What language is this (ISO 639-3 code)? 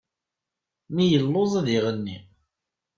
kab